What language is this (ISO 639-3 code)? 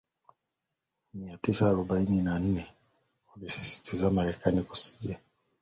swa